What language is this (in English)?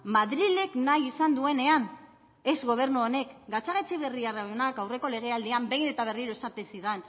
Basque